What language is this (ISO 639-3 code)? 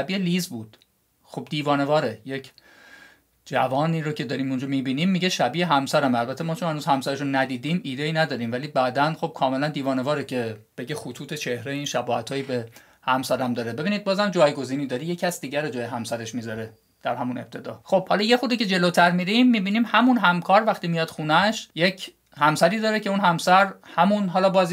fas